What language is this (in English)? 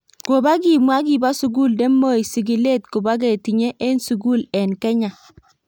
Kalenjin